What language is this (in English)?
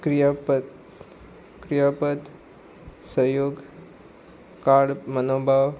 Konkani